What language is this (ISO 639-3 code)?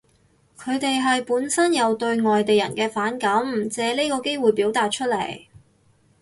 yue